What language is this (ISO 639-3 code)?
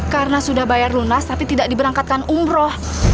ind